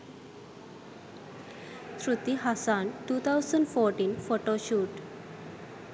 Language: Sinhala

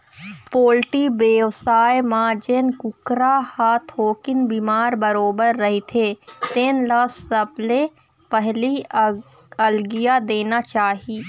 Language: Chhattisgarhi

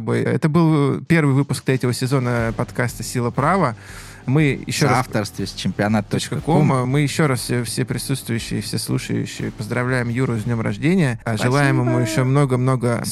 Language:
Russian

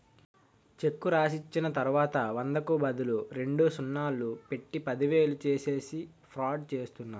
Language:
Telugu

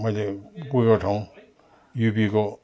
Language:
Nepali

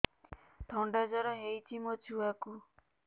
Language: Odia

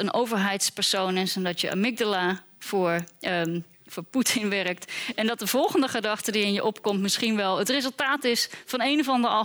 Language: Dutch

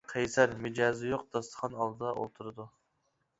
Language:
Uyghur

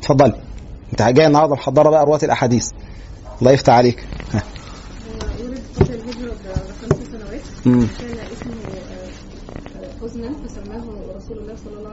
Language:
Arabic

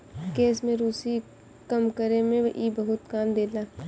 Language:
Bhojpuri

